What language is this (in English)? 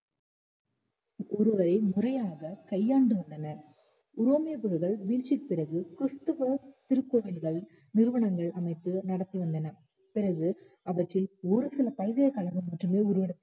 Tamil